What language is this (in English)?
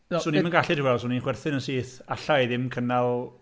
Welsh